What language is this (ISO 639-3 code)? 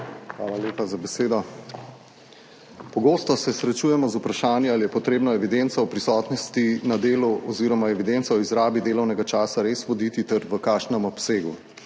slv